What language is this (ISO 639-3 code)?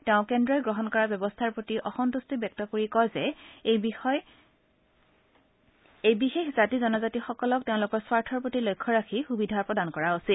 asm